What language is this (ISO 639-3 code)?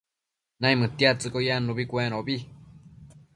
mcf